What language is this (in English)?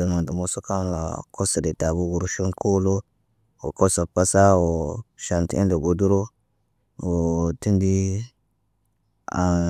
Naba